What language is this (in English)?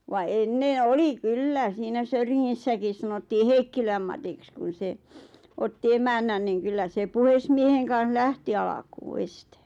Finnish